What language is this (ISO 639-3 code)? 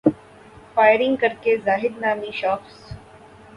urd